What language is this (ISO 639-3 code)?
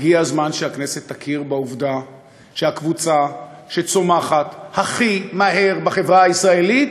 heb